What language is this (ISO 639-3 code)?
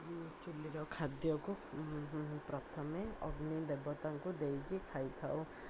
ori